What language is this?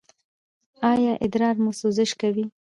Pashto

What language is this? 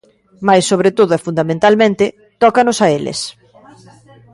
Galician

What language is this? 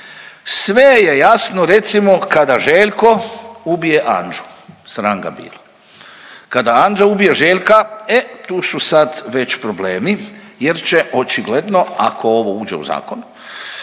Croatian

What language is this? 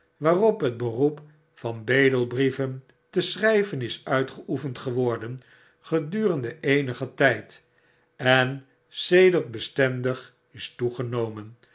Dutch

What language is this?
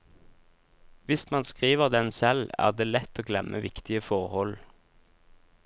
Norwegian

